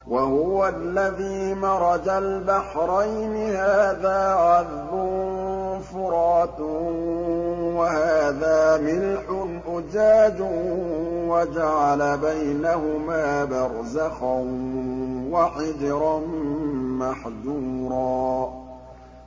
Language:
Arabic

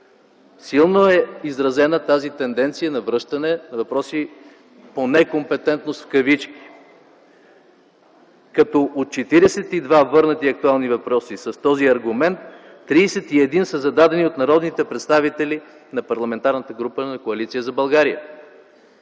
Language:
Bulgarian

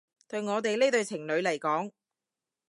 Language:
Cantonese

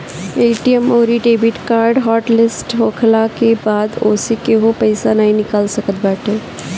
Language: Bhojpuri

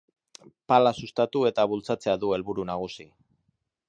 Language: Basque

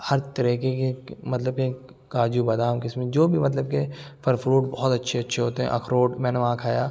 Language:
Urdu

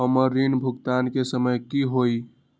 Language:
Magahi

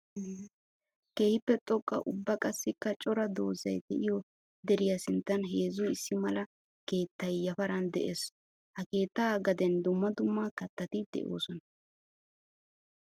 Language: Wolaytta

